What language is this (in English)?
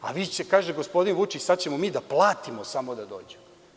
Serbian